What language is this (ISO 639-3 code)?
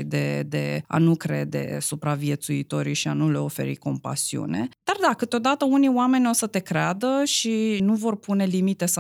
ron